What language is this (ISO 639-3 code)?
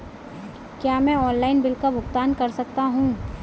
hin